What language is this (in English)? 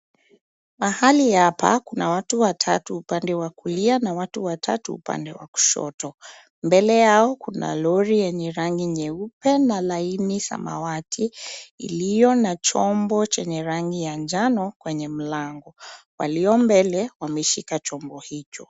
Swahili